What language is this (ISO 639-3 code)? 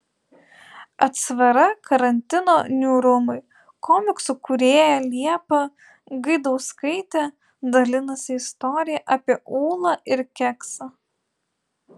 lit